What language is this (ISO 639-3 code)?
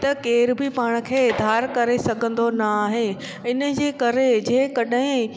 snd